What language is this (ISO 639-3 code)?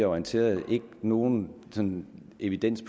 dan